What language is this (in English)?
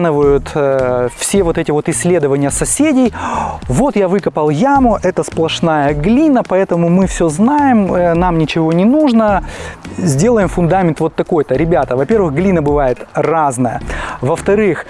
Russian